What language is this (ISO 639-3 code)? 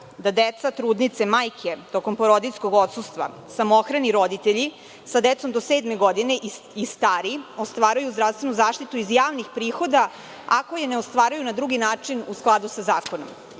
srp